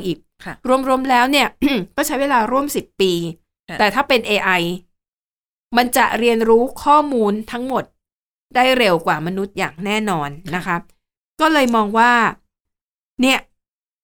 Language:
Thai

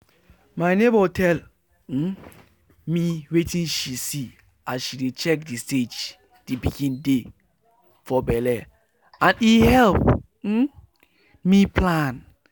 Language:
Nigerian Pidgin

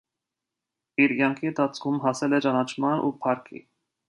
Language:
Armenian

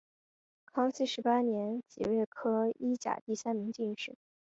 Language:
Chinese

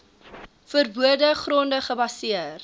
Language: Afrikaans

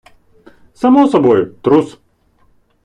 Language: Ukrainian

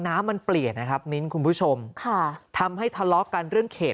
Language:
Thai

